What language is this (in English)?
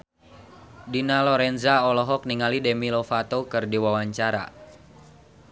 Sundanese